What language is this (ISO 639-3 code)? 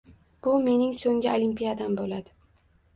uzb